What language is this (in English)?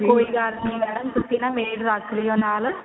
Punjabi